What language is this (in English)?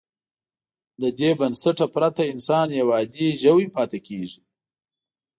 Pashto